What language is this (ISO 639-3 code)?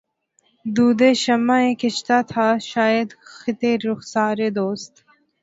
urd